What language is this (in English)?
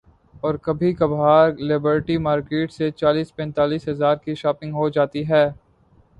Urdu